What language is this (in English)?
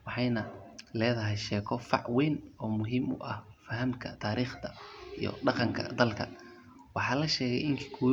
Somali